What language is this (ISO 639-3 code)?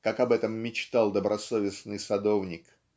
rus